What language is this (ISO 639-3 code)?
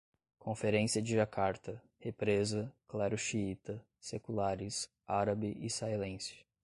por